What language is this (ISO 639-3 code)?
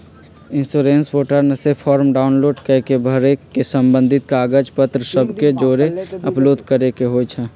mag